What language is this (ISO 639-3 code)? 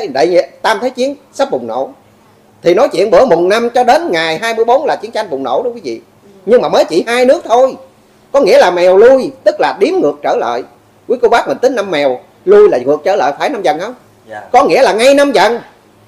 vie